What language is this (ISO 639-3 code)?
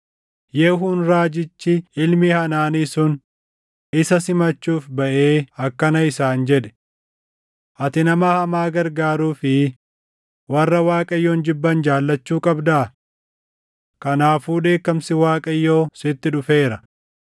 orm